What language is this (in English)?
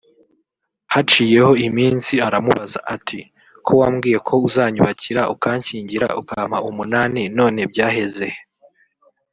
Kinyarwanda